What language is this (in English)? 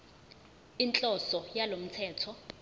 Zulu